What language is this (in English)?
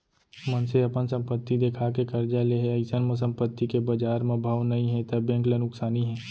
Chhattisgarhi